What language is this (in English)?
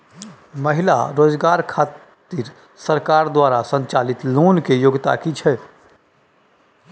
Maithili